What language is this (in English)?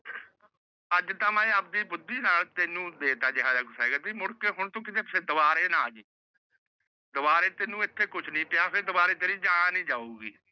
Punjabi